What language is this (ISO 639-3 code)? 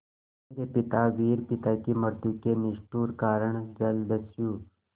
hin